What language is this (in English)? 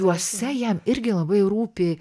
Lithuanian